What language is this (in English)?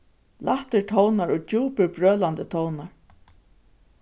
Faroese